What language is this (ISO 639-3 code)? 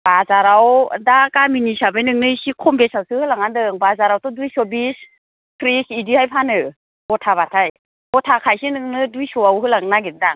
brx